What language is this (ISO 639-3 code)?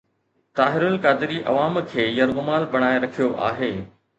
snd